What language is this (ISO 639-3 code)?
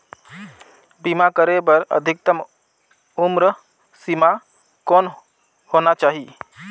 hne